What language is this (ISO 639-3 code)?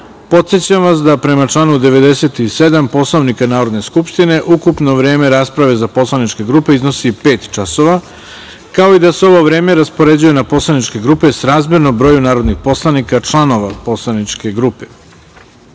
srp